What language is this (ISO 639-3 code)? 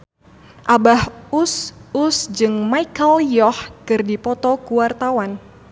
sun